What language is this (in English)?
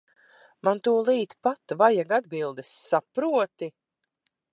Latvian